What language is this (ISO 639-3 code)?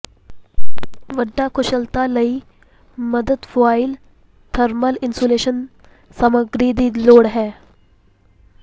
pan